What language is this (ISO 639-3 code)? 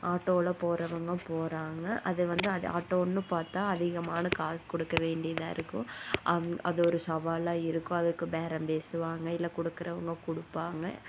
tam